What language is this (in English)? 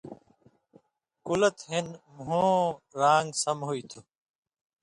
Indus Kohistani